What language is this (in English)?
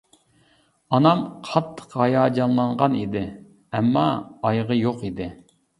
Uyghur